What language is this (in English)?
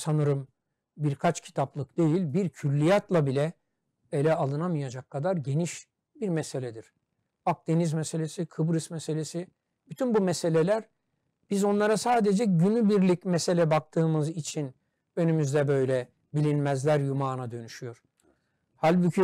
Turkish